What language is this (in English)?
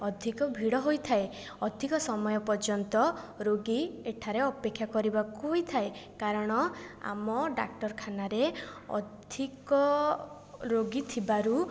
Odia